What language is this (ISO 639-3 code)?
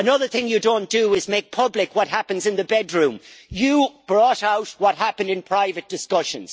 eng